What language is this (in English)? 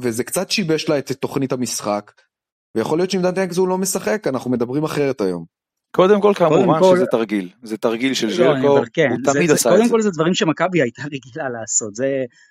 Hebrew